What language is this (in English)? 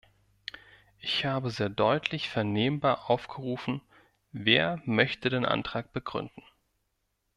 German